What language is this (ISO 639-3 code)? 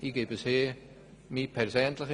gsw